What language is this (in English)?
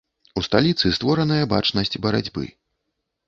Belarusian